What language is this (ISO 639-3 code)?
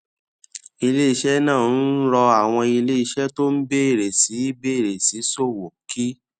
yor